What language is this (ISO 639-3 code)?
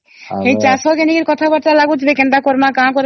ori